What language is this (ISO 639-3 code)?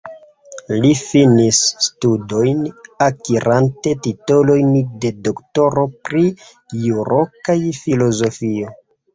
epo